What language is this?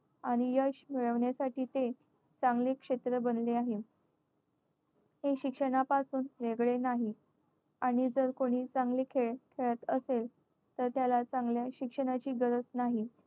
Marathi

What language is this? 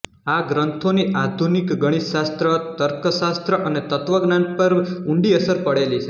Gujarati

